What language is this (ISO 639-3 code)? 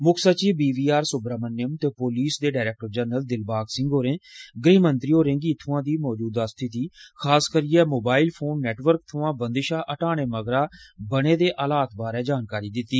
doi